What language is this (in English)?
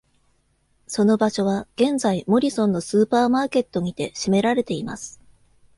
Japanese